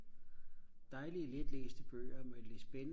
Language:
Danish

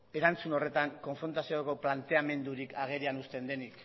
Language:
Basque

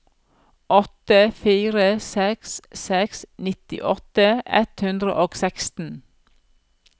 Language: Norwegian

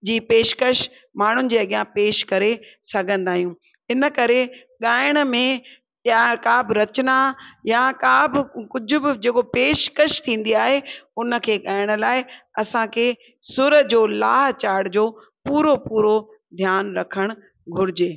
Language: Sindhi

